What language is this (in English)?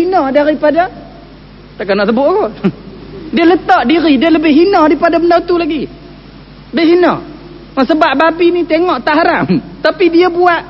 Malay